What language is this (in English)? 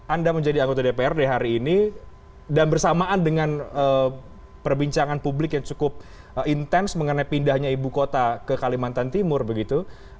Indonesian